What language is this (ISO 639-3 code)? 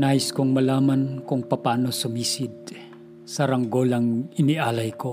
fil